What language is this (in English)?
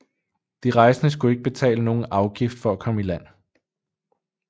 Danish